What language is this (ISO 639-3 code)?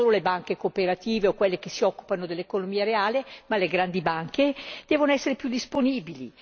ita